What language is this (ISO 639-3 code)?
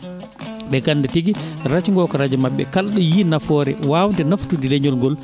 ful